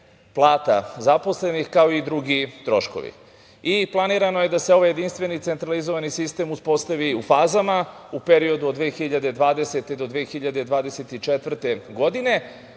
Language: Serbian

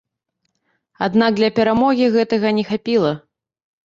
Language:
Belarusian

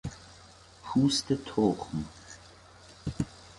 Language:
Persian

